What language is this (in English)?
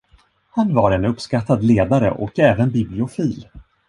Swedish